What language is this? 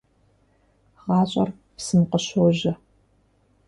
Kabardian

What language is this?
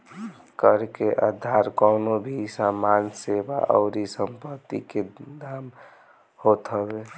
Bhojpuri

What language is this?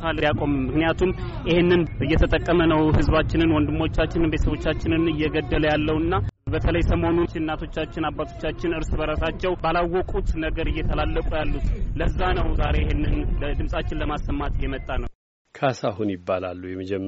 Amharic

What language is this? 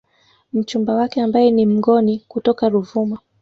Swahili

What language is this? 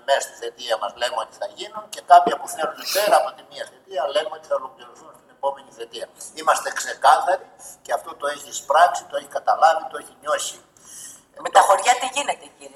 Greek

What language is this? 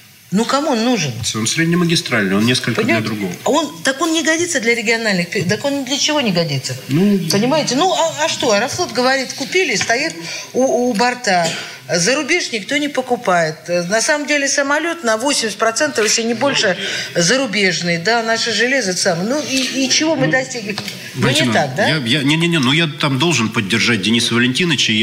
Russian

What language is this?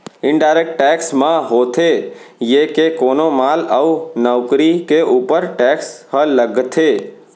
Chhattisgarhi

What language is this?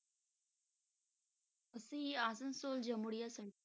Punjabi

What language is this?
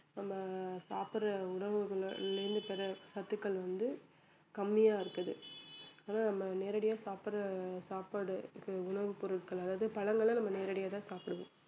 Tamil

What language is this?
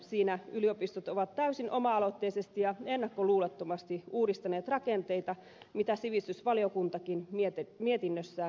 Finnish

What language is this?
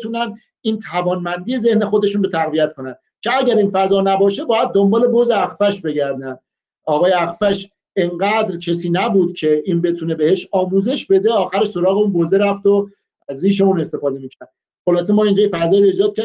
Persian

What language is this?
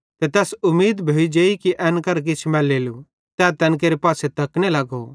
Bhadrawahi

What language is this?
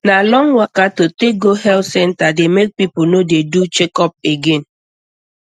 Nigerian Pidgin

